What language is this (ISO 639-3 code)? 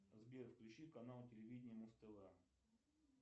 rus